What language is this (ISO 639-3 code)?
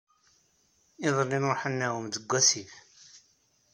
kab